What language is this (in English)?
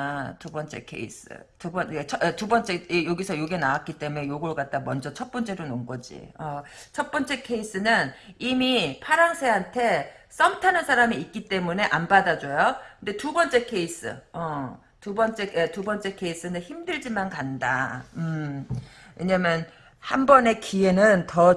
Korean